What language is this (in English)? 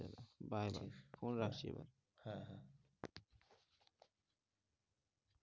Bangla